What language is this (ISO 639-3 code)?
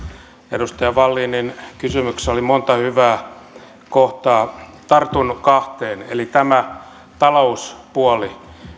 fin